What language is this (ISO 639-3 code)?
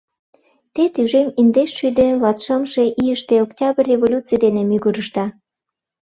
chm